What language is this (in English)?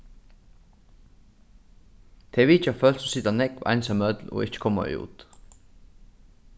Faroese